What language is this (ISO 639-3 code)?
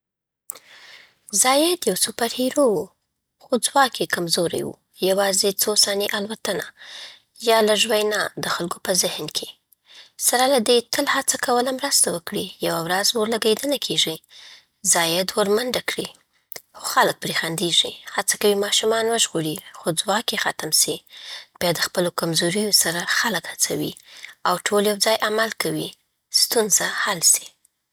pbt